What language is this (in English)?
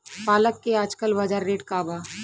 Bhojpuri